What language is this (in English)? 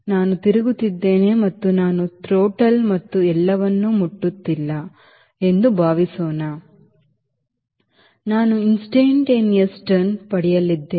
Kannada